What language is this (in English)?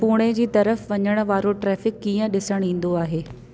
Sindhi